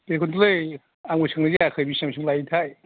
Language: Bodo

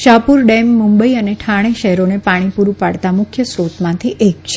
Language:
Gujarati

